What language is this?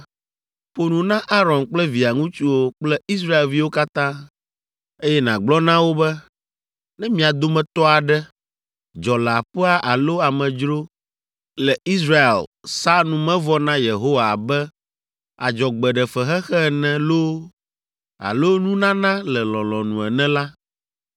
Ewe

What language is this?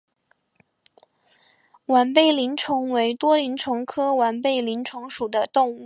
Chinese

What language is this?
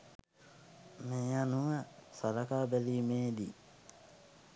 Sinhala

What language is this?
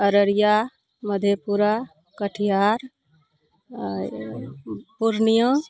Maithili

